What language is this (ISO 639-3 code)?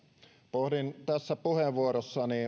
fin